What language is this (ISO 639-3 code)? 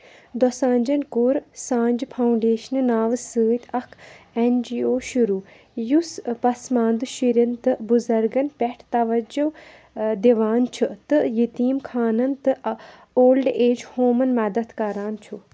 kas